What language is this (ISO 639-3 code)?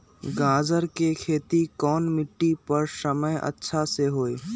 mag